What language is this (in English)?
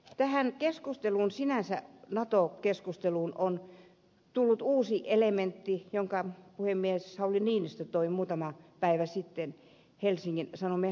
Finnish